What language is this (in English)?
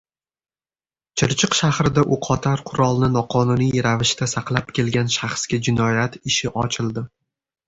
Uzbek